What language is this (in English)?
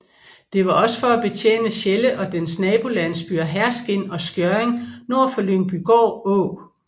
Danish